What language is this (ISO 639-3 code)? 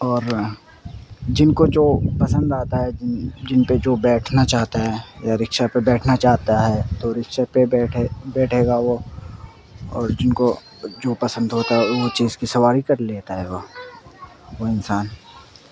urd